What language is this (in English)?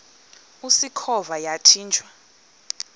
Xhosa